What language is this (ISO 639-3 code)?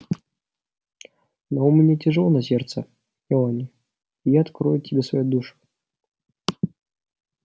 rus